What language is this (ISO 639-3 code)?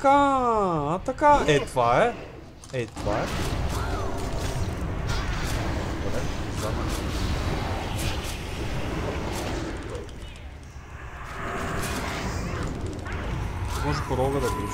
ron